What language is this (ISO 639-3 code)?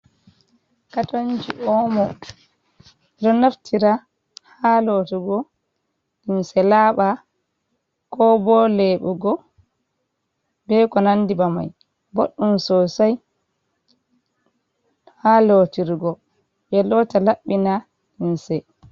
ful